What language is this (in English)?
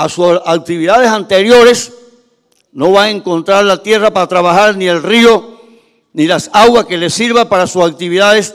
Spanish